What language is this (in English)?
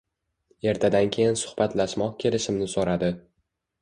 Uzbek